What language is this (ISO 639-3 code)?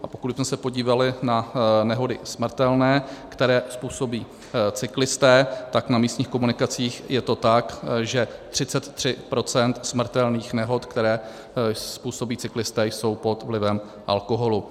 ces